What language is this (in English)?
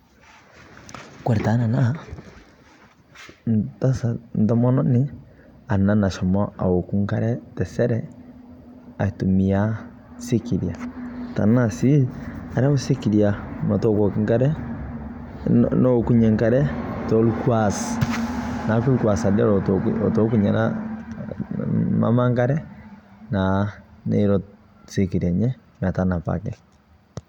Masai